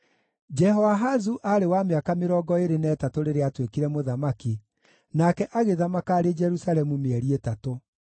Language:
Kikuyu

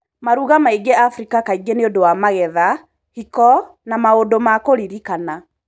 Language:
Kikuyu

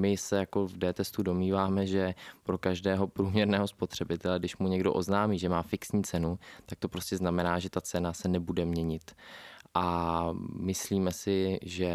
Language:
Czech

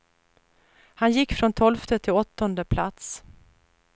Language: Swedish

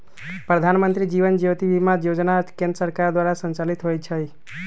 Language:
Magahi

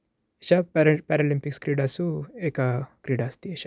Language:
Sanskrit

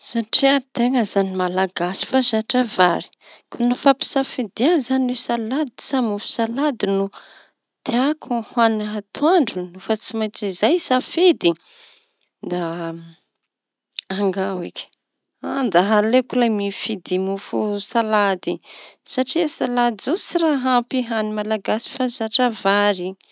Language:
Tanosy Malagasy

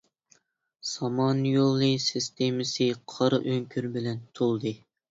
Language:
Uyghur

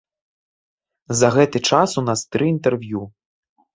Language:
Belarusian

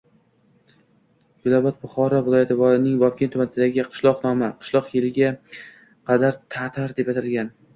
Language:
Uzbek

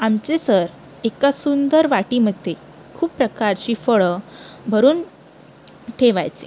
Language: Marathi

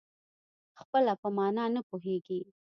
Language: Pashto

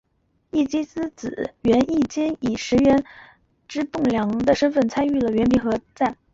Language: Chinese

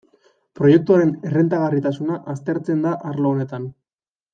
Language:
Basque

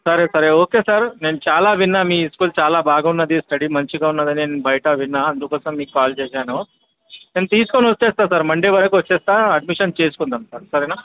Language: Telugu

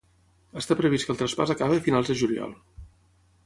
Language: Catalan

